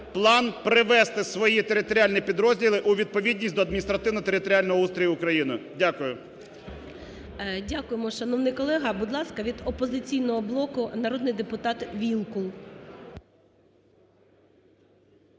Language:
Ukrainian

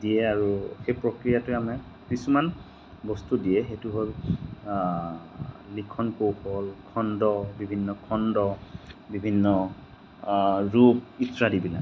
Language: Assamese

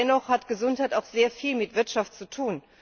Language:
German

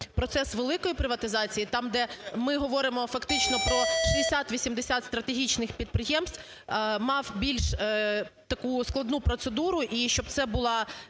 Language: Ukrainian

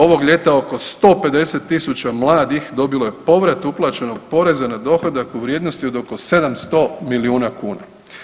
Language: Croatian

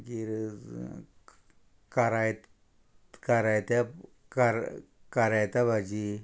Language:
Konkani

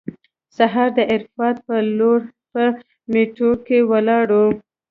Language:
Pashto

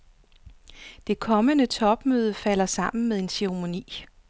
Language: Danish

